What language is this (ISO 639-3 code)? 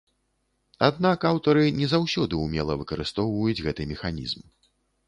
bel